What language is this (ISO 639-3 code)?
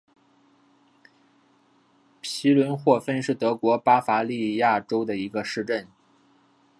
zho